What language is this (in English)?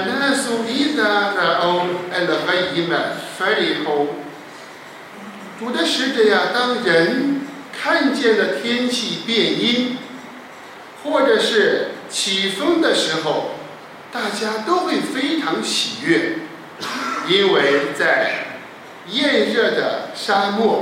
Chinese